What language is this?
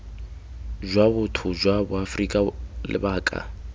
Tswana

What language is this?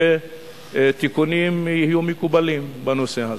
Hebrew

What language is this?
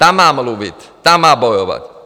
Czech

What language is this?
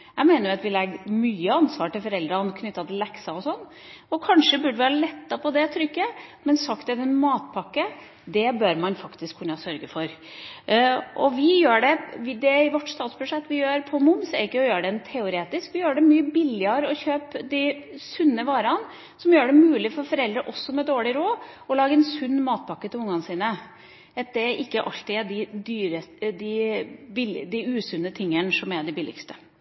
Norwegian Bokmål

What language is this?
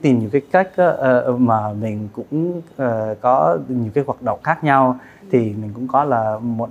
Vietnamese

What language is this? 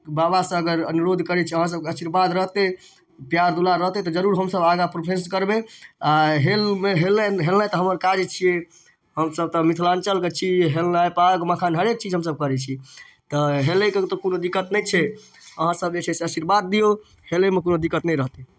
Maithili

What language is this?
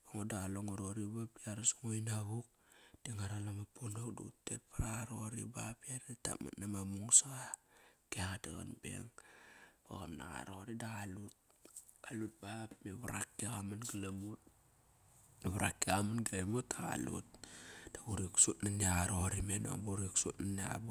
Kairak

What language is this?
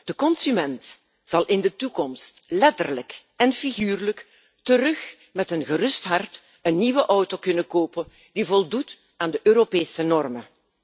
Dutch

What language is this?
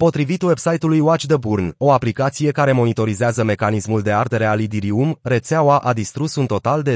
Romanian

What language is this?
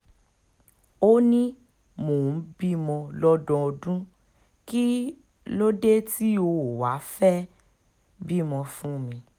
Yoruba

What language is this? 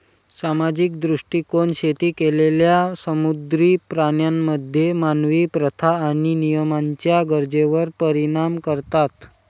Marathi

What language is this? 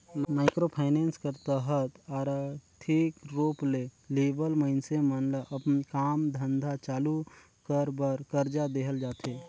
Chhattisgarhi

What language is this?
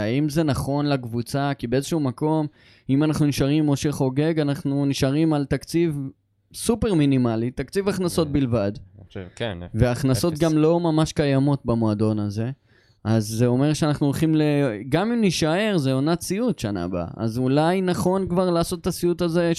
Hebrew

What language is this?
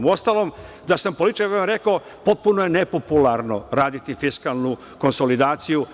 Serbian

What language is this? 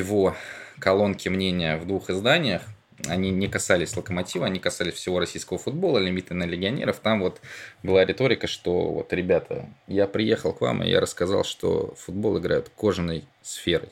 Russian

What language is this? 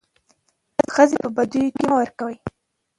Pashto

